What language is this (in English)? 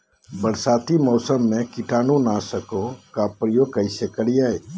Magahi